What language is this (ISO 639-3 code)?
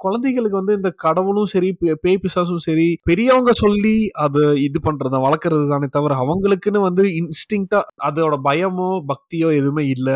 tam